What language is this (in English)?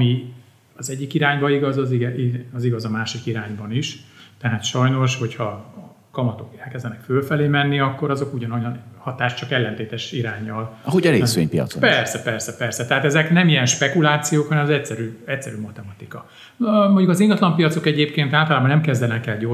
Hungarian